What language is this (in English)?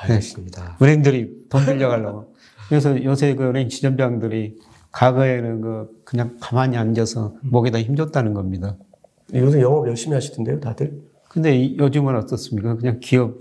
Korean